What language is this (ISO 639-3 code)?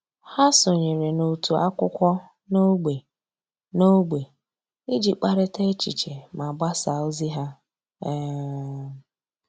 ibo